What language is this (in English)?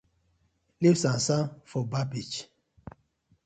Nigerian Pidgin